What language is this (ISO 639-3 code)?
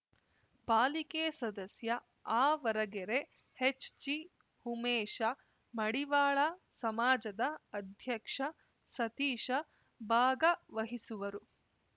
kan